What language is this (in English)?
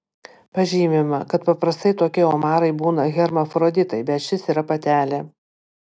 Lithuanian